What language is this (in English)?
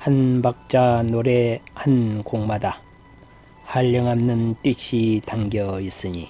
Korean